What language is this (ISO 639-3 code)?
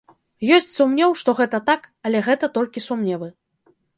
bel